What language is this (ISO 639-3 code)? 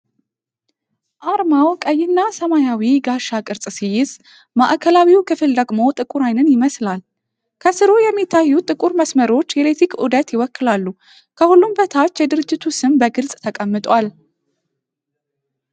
amh